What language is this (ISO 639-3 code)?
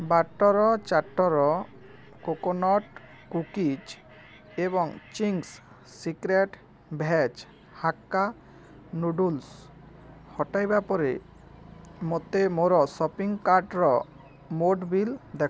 ori